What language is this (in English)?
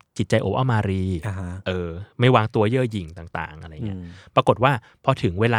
Thai